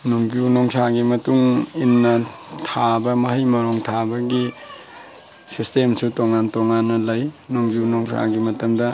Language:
Manipuri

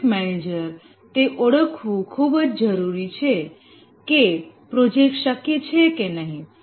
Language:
Gujarati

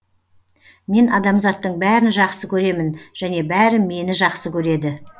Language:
Kazakh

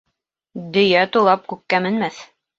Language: Bashkir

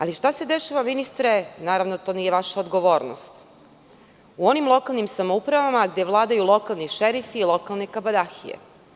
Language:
Serbian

